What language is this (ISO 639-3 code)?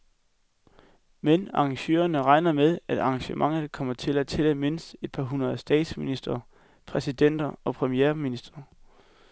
dan